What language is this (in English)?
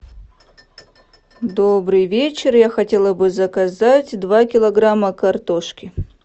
Russian